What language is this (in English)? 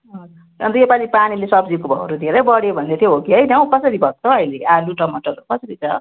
Nepali